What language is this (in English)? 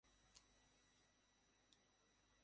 Bangla